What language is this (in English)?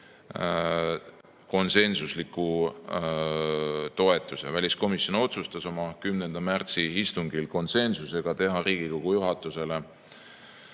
Estonian